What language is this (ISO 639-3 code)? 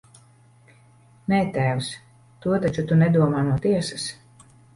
lav